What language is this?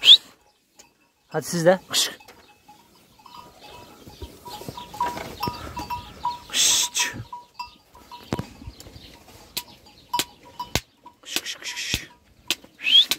Turkish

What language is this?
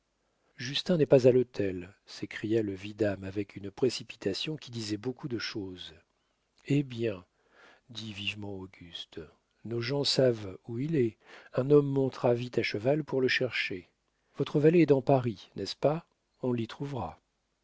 French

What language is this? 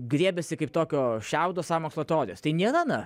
Lithuanian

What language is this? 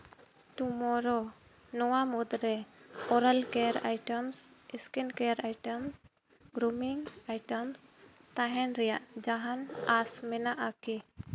Santali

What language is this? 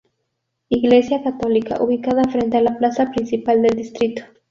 Spanish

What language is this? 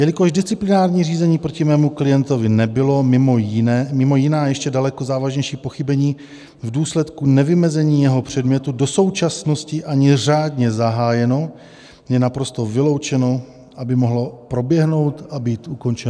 Czech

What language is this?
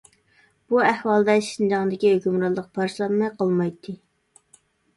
Uyghur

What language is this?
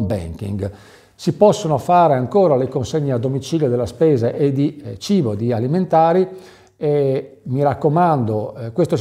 Italian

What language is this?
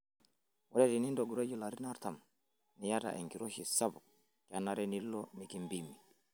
Masai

